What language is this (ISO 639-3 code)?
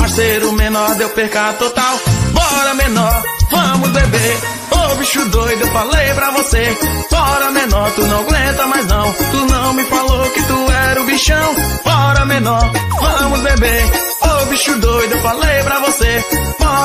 por